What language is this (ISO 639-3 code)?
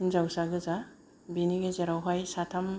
brx